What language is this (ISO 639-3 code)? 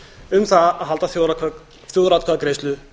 isl